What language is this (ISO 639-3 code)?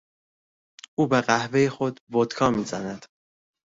fas